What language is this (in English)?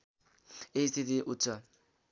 Nepali